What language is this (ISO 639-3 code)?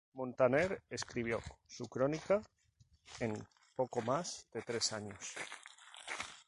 spa